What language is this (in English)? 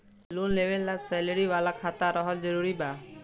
Bhojpuri